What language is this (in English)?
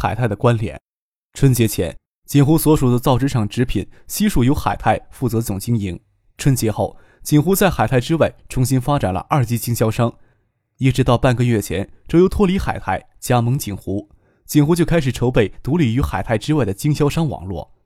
Chinese